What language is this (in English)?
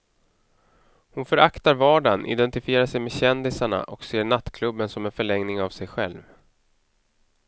Swedish